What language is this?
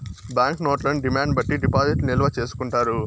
Telugu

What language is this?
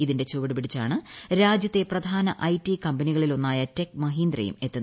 Malayalam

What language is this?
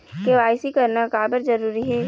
Chhattisgarhi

